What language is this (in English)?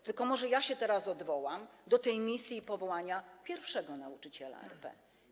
Polish